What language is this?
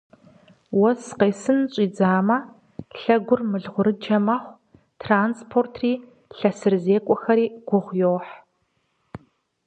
Kabardian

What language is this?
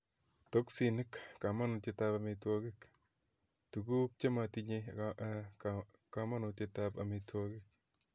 Kalenjin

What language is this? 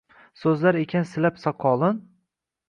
Uzbek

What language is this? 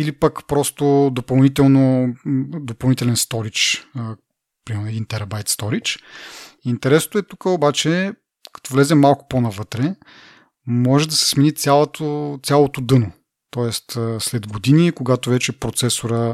Bulgarian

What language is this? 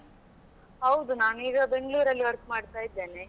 Kannada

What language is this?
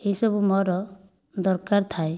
Odia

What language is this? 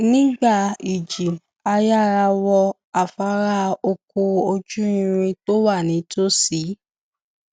Yoruba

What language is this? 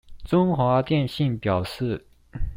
Chinese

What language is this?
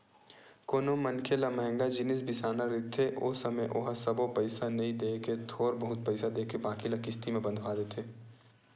Chhattisgarhi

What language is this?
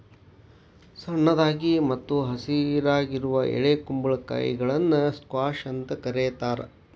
Kannada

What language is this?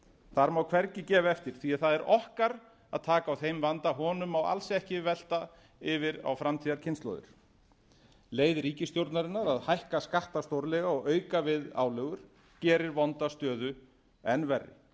Icelandic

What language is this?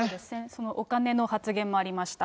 Japanese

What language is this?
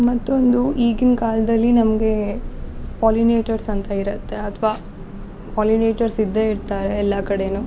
Kannada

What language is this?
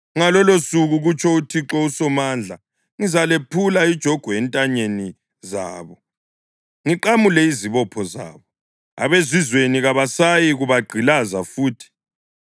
North Ndebele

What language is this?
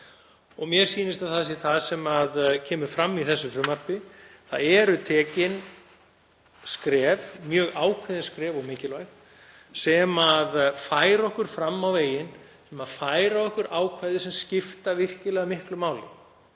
Icelandic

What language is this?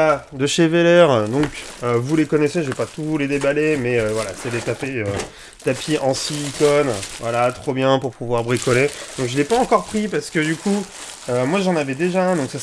French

